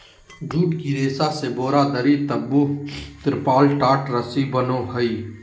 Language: Magahi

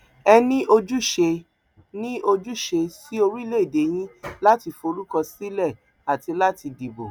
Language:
Yoruba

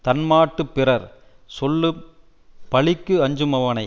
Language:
Tamil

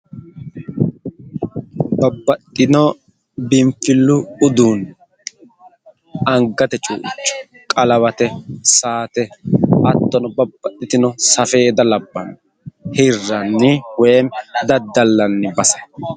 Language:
Sidamo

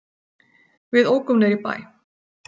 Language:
Icelandic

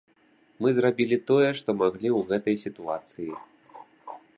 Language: Belarusian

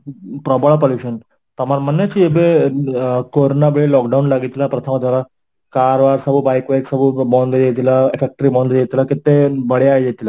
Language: Odia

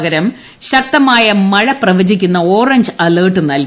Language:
Malayalam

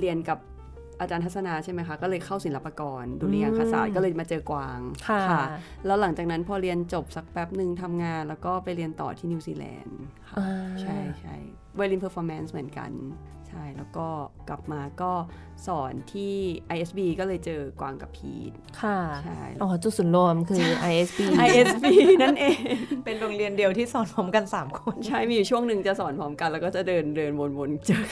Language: Thai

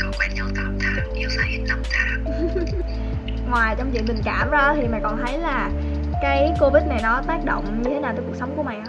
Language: Vietnamese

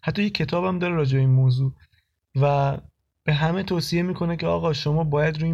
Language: Persian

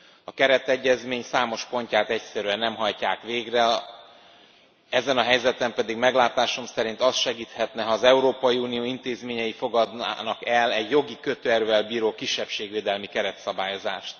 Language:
Hungarian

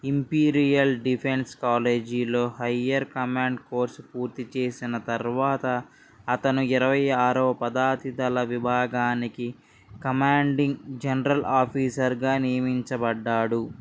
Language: Telugu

